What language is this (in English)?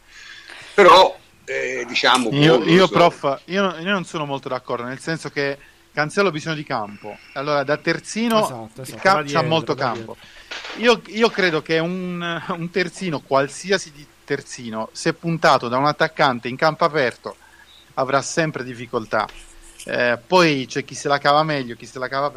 Italian